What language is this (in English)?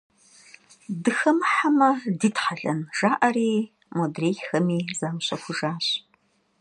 Kabardian